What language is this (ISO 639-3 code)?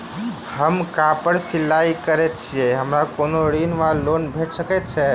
mai